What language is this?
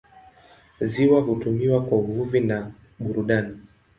Swahili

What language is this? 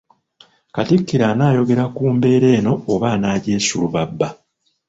Ganda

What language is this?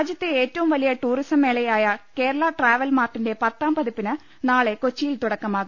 Malayalam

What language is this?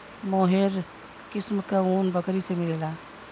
Bhojpuri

